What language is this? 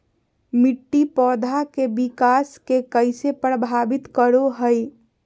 Magahi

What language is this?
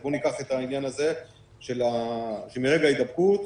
Hebrew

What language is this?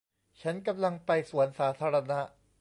Thai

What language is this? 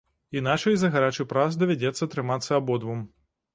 Belarusian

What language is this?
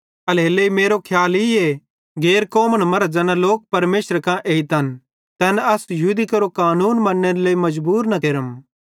Bhadrawahi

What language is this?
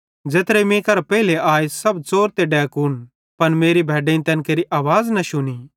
Bhadrawahi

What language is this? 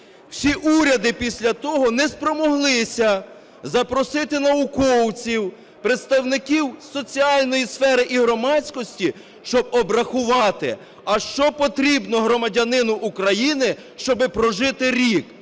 Ukrainian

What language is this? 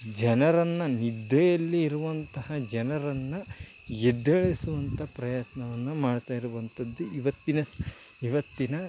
Kannada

